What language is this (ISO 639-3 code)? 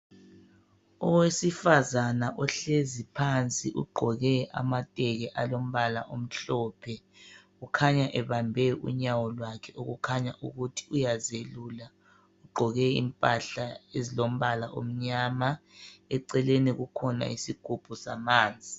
nde